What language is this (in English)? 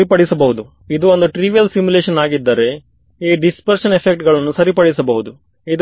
Kannada